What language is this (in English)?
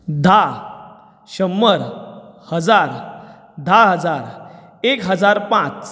Konkani